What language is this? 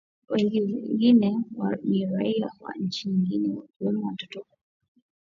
Swahili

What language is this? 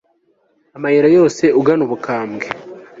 Kinyarwanda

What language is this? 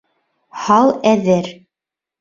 Bashkir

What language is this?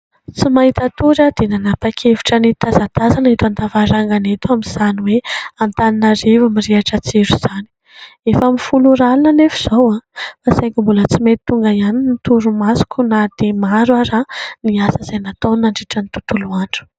Malagasy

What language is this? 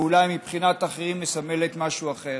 Hebrew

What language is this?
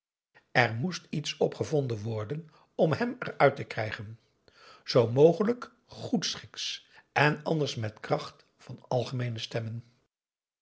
Dutch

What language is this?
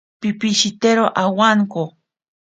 Ashéninka Perené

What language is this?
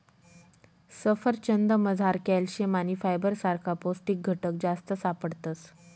Marathi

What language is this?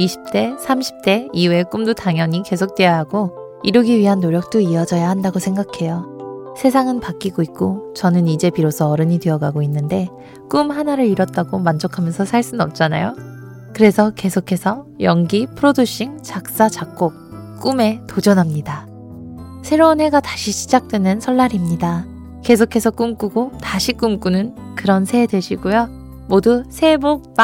Korean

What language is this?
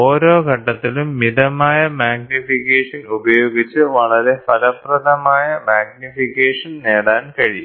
Malayalam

